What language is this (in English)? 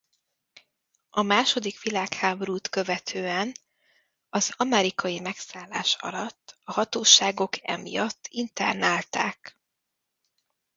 Hungarian